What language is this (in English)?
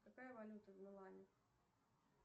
Russian